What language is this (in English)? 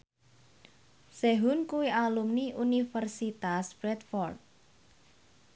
Javanese